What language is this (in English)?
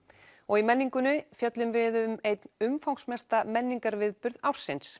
Icelandic